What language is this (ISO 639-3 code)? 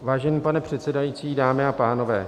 ces